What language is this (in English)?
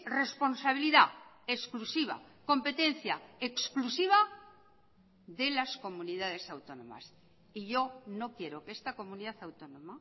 Spanish